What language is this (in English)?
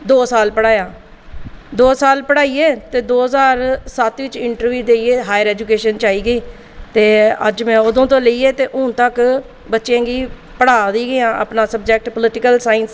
Dogri